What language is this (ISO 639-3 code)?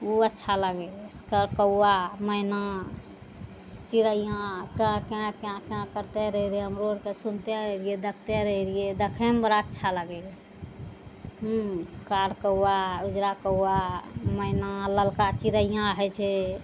mai